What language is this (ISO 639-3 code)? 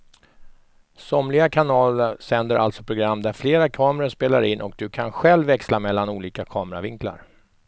swe